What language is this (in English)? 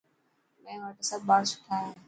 Dhatki